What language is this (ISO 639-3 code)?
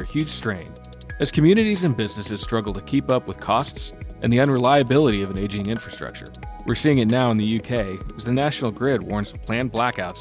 eng